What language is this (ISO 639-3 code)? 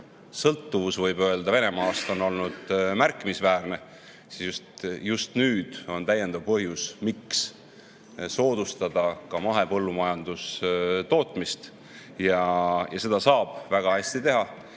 est